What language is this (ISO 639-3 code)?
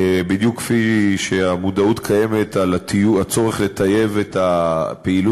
heb